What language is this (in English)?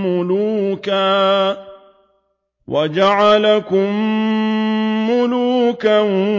Arabic